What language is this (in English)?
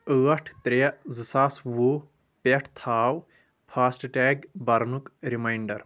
Kashmiri